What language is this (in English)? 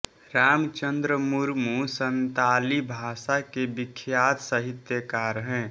Hindi